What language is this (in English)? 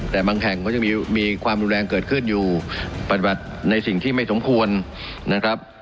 Thai